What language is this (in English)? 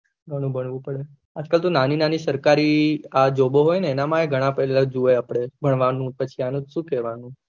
Gujarati